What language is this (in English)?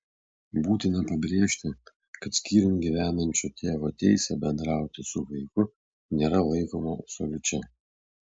Lithuanian